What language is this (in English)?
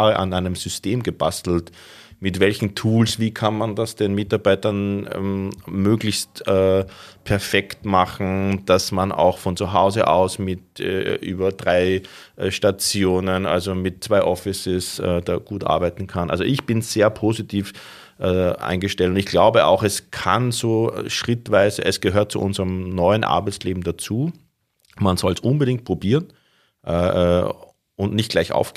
German